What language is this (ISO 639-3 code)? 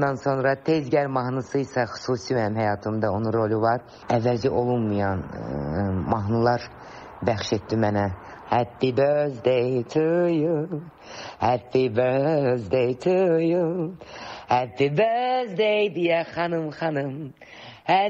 tur